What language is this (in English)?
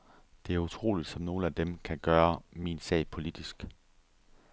Danish